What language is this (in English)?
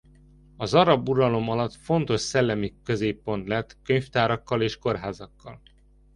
Hungarian